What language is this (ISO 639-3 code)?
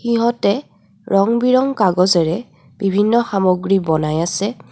asm